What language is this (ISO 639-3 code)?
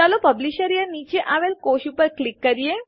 guj